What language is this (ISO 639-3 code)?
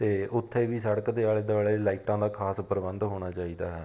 pan